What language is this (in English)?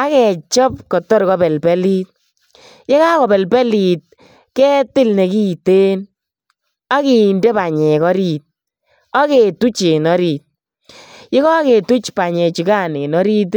Kalenjin